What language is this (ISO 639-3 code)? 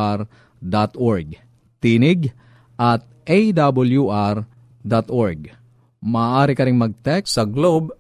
fil